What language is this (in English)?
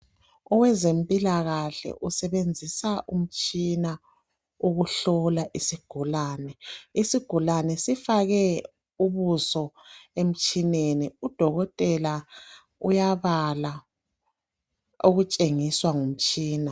North Ndebele